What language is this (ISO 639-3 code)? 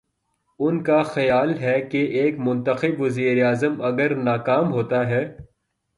urd